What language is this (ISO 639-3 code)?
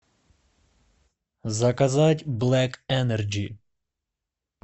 rus